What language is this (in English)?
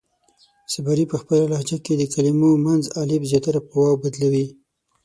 Pashto